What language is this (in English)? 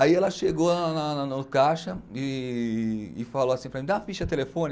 Portuguese